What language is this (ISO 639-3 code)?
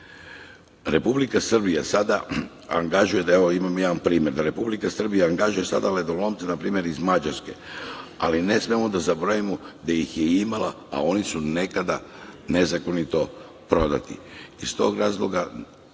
srp